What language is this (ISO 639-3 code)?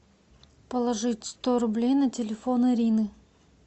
rus